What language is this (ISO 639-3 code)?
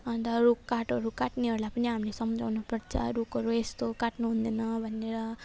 nep